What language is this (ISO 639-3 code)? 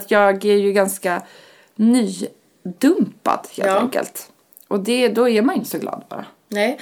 swe